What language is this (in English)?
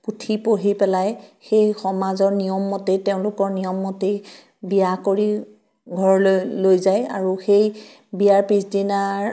Assamese